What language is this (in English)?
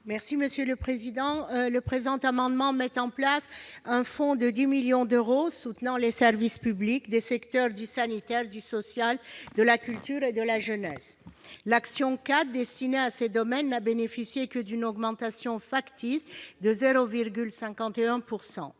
French